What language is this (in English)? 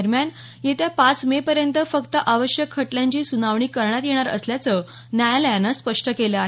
Marathi